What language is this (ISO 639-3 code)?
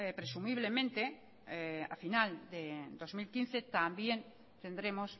spa